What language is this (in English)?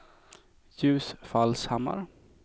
Swedish